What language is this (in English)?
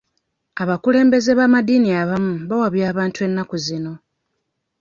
Ganda